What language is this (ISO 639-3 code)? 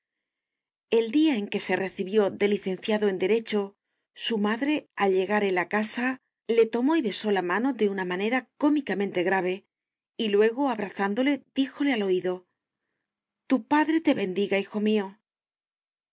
spa